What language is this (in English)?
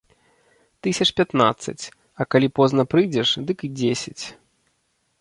Belarusian